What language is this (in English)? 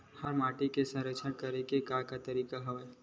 Chhattisgarhi